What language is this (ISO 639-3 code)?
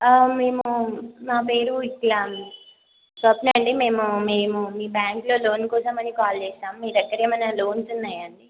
tel